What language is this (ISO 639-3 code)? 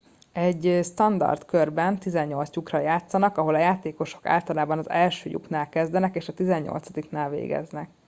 hun